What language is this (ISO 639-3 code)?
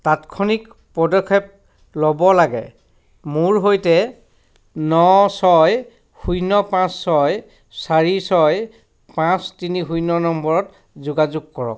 asm